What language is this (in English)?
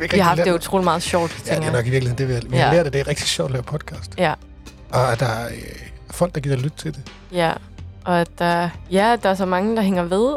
Danish